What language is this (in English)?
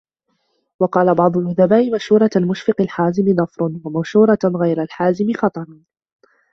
Arabic